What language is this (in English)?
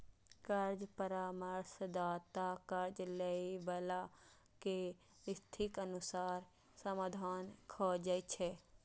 Maithili